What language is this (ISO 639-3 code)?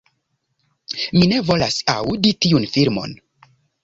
epo